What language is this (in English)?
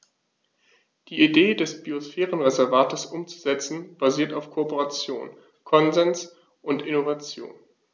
German